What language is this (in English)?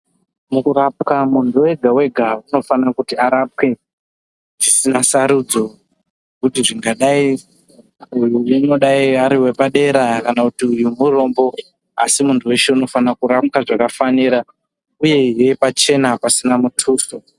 Ndau